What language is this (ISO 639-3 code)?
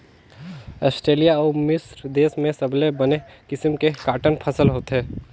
hne